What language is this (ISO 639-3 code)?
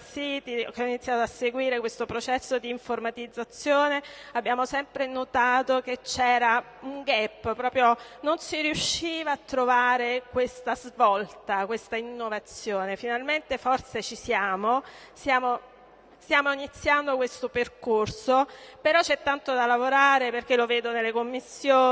ita